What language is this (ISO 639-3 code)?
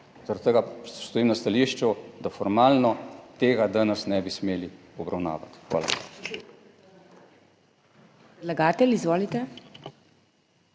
slv